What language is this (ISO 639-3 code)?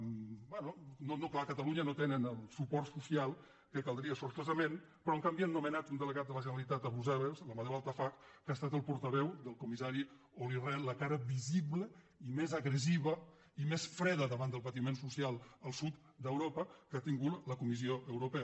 cat